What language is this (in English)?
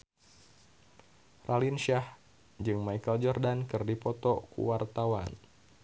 Sundanese